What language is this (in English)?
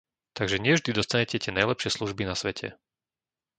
Slovak